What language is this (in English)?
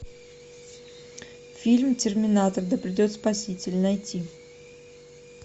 Russian